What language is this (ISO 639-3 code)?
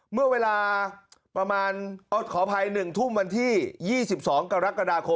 tha